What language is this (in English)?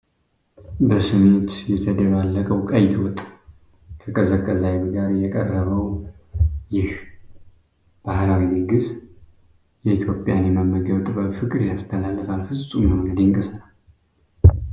Amharic